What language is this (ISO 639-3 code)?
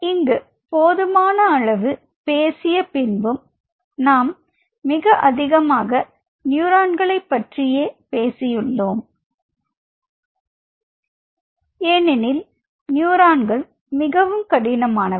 tam